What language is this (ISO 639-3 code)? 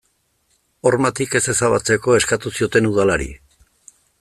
eus